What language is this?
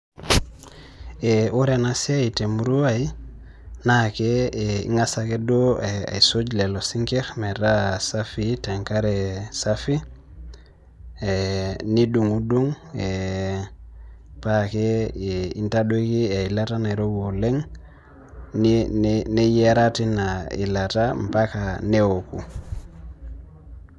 Masai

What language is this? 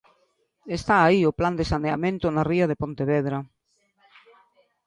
Galician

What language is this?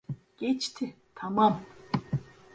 Turkish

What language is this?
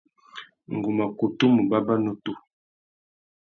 Tuki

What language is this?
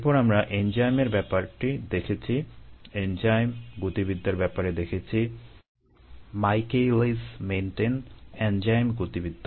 Bangla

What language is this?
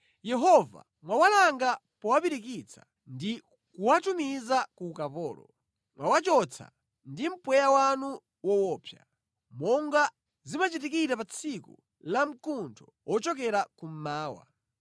Nyanja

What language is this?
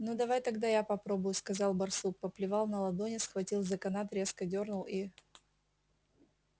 Russian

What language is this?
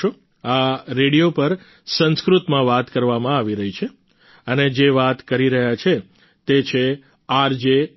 Gujarati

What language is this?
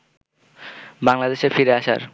Bangla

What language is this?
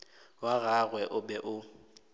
Northern Sotho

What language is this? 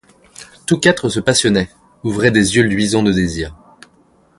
French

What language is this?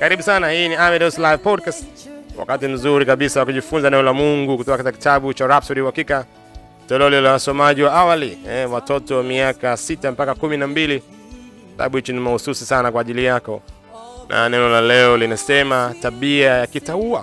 Swahili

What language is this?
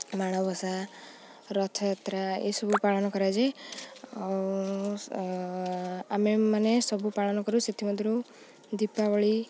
Odia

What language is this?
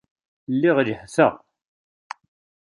Kabyle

